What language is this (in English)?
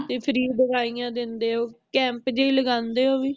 Punjabi